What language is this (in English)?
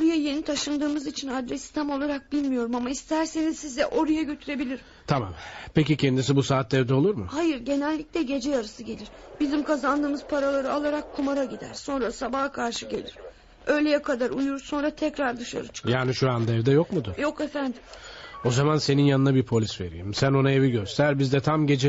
Turkish